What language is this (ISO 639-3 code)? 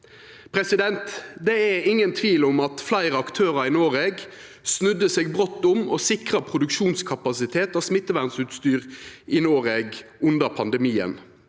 nor